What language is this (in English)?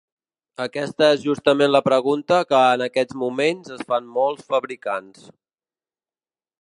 Catalan